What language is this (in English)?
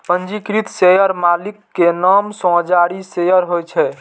Maithili